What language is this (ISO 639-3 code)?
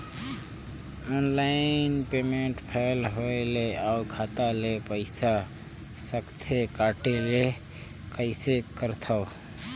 hne